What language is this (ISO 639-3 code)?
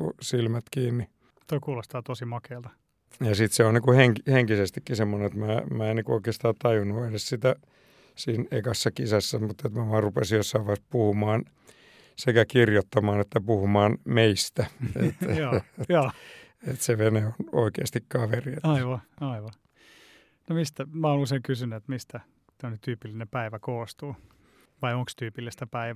fin